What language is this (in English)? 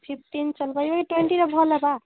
Odia